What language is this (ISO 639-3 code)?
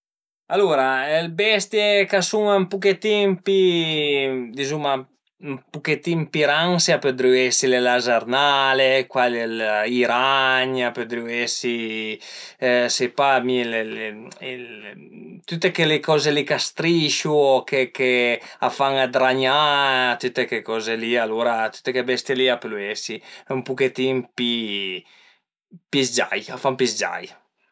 pms